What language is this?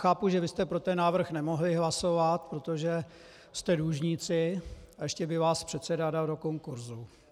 Czech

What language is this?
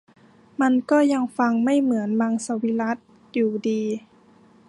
Thai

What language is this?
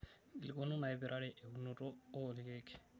Masai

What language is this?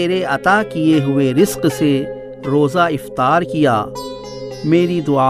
Urdu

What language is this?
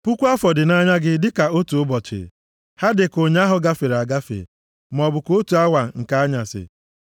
Igbo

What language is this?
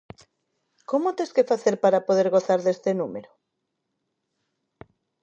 Galician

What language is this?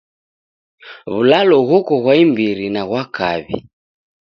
Taita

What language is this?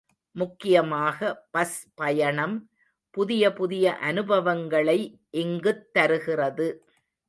Tamil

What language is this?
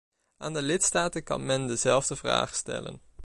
Dutch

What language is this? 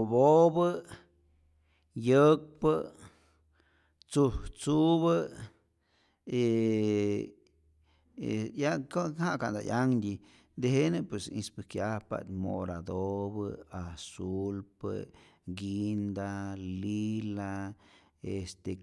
Rayón Zoque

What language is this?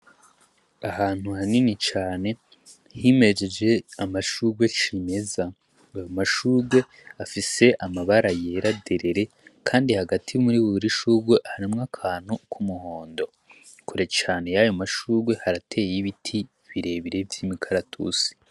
Rundi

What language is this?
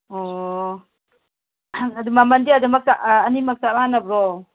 Manipuri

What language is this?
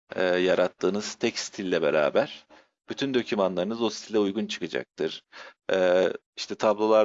Turkish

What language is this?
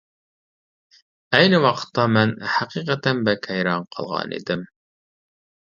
Uyghur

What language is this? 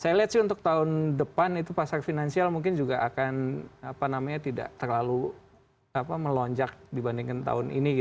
Indonesian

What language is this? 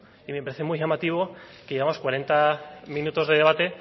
Spanish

